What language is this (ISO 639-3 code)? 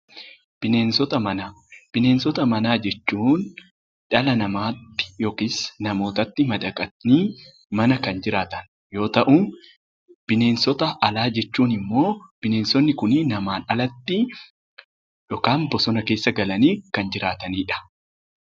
orm